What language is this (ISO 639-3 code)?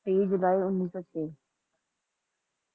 pan